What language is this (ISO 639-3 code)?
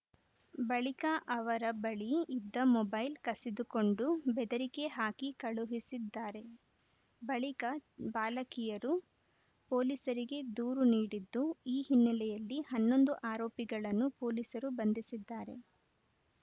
kan